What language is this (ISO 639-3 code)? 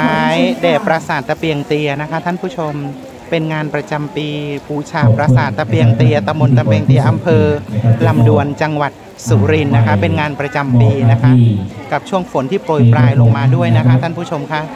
tha